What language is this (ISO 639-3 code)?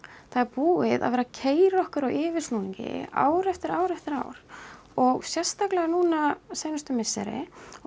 isl